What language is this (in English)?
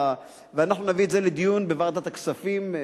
Hebrew